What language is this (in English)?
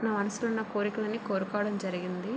Telugu